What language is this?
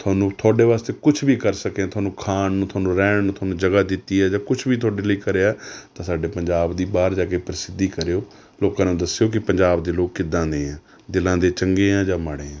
Punjabi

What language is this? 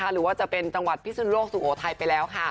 Thai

